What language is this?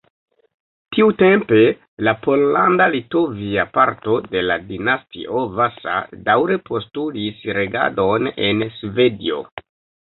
Esperanto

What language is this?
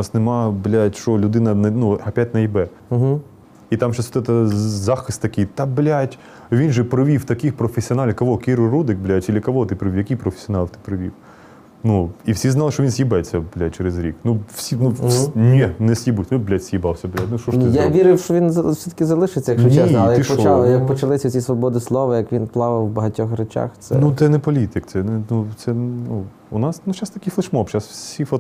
Ukrainian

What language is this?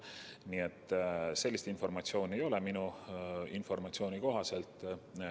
Estonian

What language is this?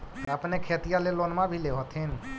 Magahi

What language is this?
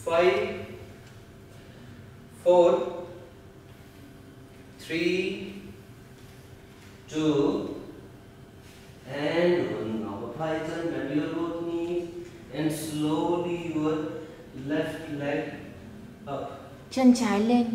Vietnamese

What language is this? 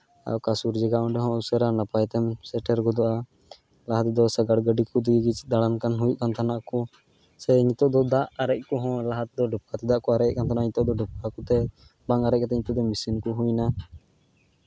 Santali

